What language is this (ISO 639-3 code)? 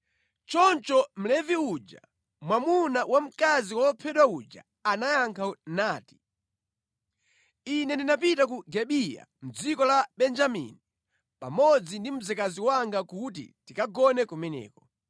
nya